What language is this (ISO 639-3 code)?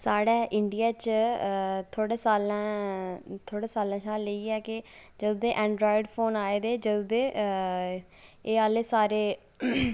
doi